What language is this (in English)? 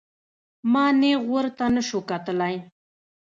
Pashto